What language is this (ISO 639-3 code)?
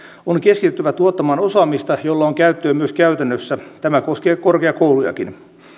fin